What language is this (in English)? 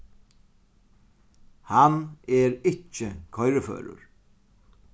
Faroese